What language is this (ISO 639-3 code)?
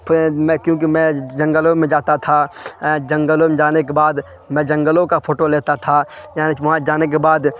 urd